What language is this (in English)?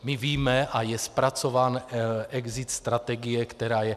Czech